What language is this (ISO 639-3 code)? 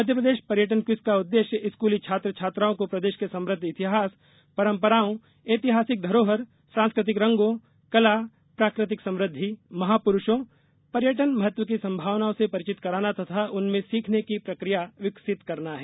hin